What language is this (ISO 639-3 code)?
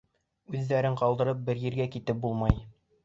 bak